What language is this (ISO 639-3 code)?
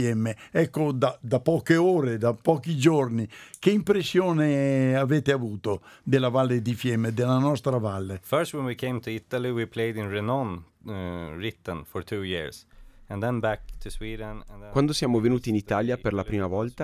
ita